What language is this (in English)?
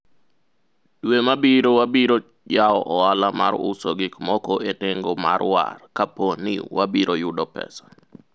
Luo (Kenya and Tanzania)